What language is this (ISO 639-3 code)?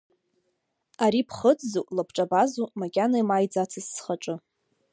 abk